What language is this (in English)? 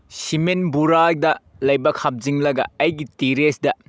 Manipuri